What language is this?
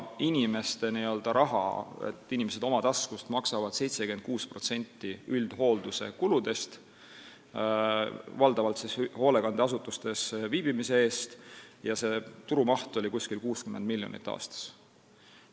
Estonian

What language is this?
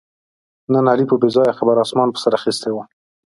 Pashto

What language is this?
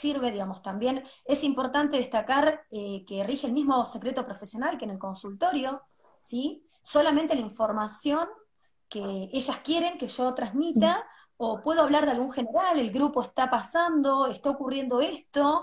Spanish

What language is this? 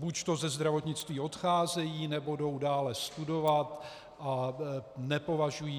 Czech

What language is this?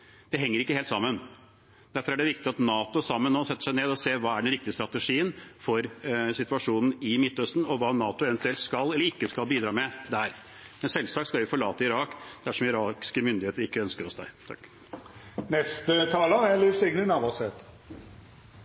Norwegian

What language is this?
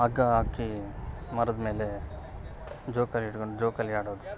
Kannada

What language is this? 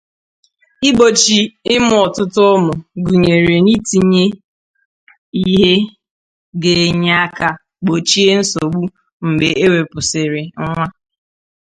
Igbo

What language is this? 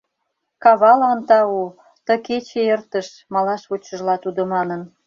Mari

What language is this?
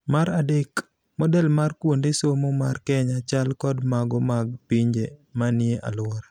Luo (Kenya and Tanzania)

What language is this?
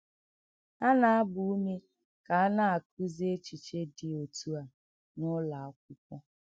Igbo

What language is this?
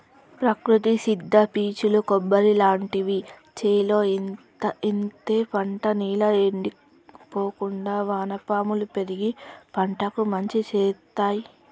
Telugu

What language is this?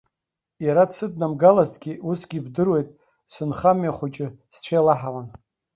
Abkhazian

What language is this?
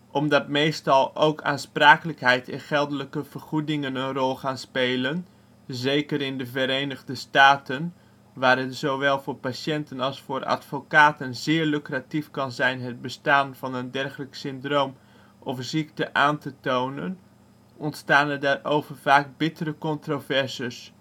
Dutch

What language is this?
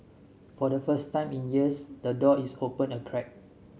English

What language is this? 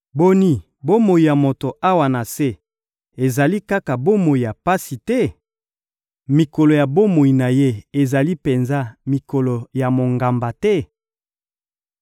Lingala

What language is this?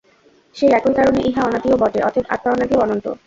Bangla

